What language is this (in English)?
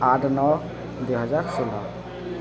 Odia